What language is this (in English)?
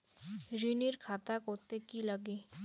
Bangla